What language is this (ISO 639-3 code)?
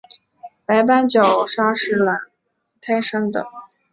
zho